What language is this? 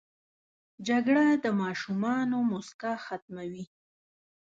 Pashto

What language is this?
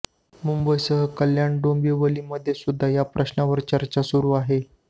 Marathi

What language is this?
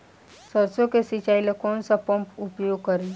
Bhojpuri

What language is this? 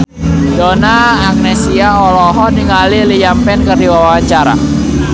Sundanese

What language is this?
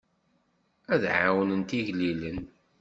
Kabyle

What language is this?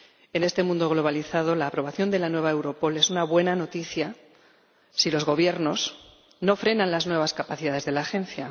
Spanish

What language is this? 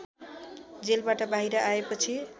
Nepali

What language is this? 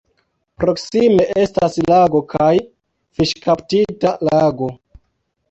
Esperanto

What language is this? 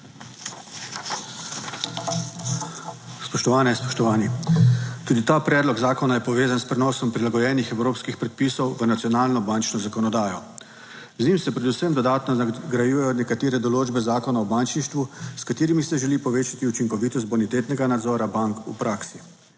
Slovenian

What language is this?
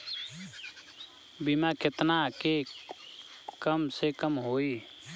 Bhojpuri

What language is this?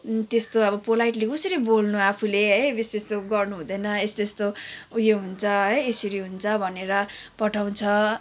Nepali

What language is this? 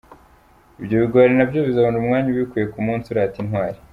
Kinyarwanda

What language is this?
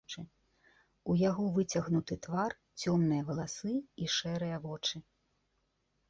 Belarusian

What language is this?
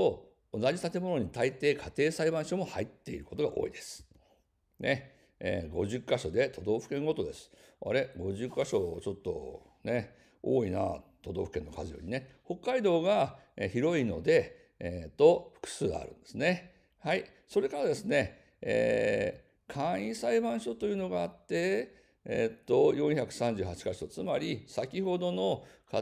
Japanese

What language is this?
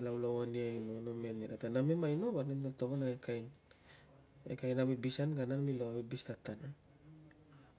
Tungag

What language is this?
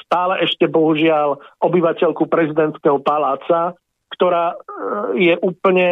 Slovak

